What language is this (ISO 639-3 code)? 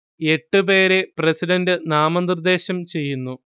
mal